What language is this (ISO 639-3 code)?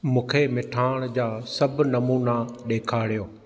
snd